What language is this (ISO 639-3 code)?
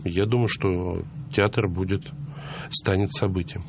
rus